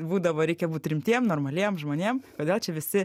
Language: Lithuanian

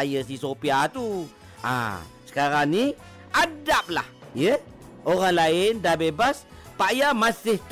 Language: Malay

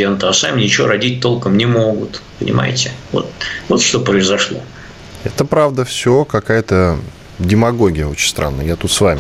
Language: Russian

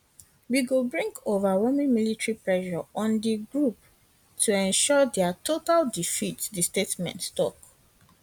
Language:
Nigerian Pidgin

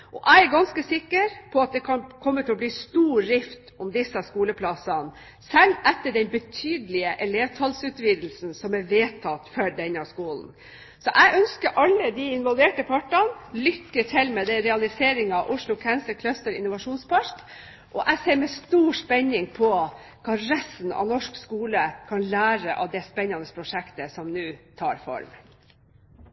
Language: Norwegian Bokmål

